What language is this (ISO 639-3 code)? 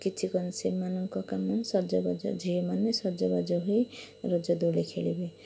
ori